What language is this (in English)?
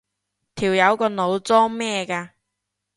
Cantonese